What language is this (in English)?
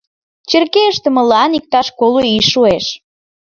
Mari